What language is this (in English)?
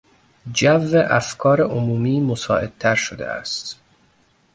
Persian